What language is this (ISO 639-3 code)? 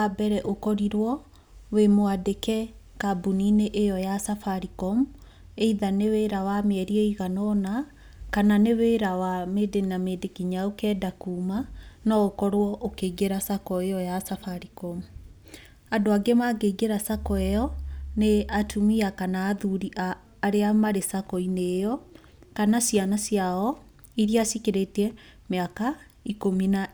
kik